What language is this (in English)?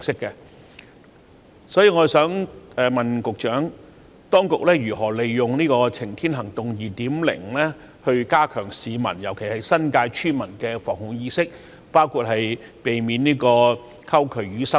Cantonese